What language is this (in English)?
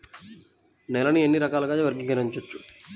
Telugu